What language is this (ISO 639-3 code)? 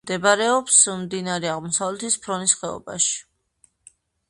kat